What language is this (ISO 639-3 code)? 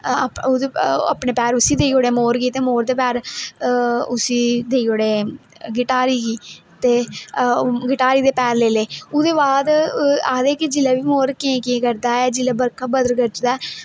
doi